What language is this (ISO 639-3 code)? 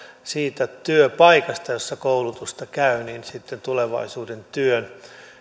fin